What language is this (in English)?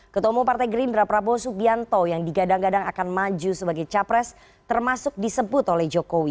Indonesian